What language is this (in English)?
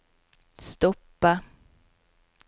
Norwegian